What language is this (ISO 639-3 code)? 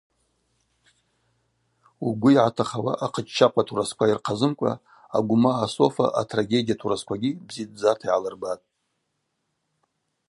abq